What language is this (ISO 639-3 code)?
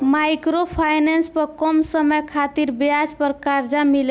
bho